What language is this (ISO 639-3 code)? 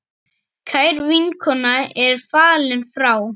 isl